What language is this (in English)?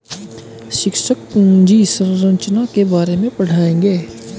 Hindi